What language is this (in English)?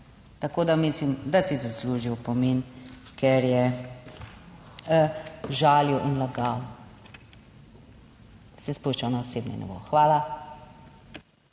Slovenian